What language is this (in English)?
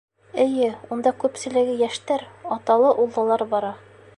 Bashkir